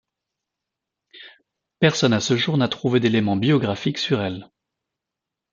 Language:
French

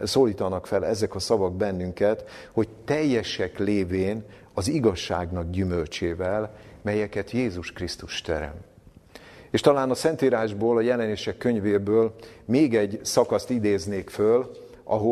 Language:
Hungarian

